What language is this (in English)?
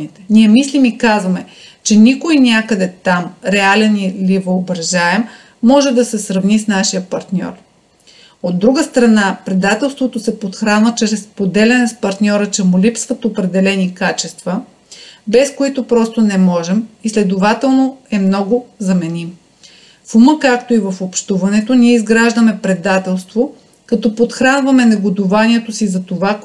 Bulgarian